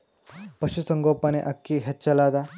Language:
Kannada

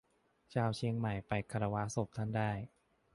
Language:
Thai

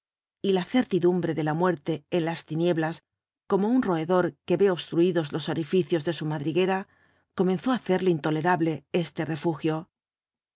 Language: Spanish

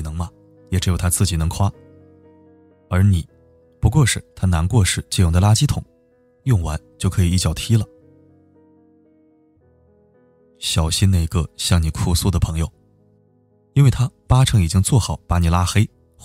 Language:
Chinese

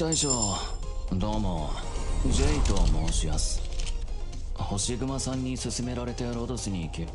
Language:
Japanese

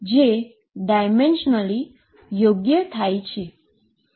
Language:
Gujarati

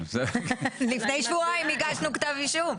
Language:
Hebrew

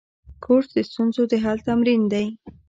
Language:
Pashto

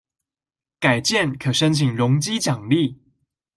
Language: Chinese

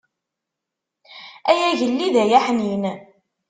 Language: Kabyle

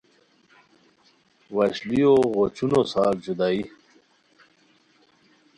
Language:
Khowar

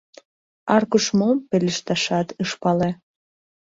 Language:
Mari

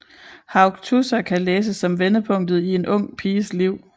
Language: Danish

